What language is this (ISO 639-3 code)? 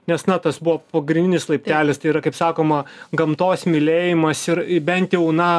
lit